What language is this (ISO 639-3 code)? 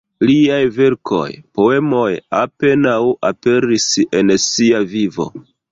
epo